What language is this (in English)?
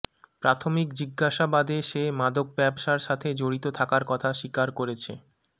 Bangla